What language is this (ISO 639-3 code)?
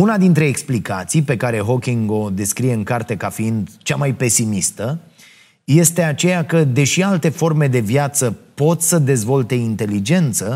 ron